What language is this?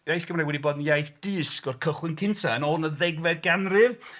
Welsh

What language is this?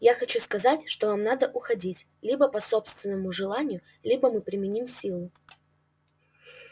Russian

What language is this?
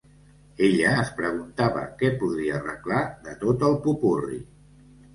Catalan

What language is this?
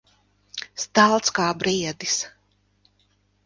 Latvian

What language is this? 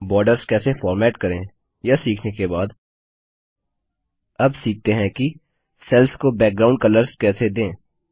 Hindi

